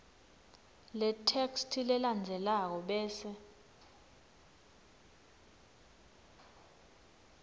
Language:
Swati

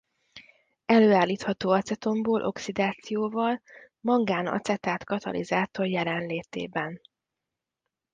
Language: Hungarian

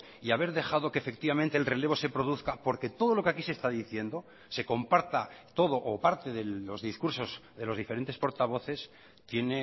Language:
Spanish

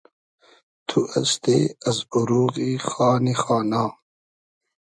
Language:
Hazaragi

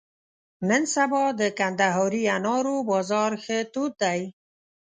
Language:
Pashto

